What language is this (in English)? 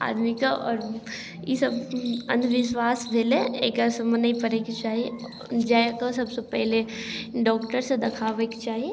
Maithili